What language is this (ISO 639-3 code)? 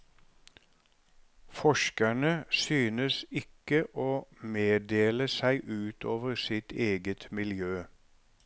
nor